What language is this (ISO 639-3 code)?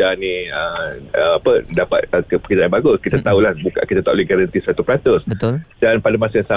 msa